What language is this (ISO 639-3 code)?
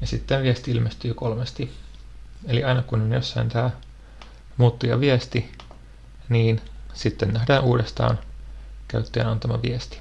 fin